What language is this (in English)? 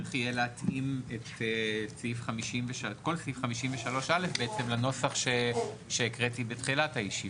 Hebrew